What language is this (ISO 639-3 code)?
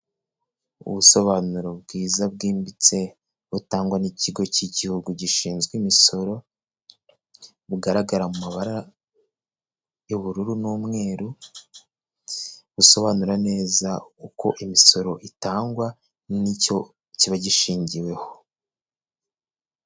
kin